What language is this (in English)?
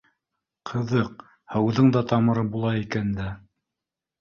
Bashkir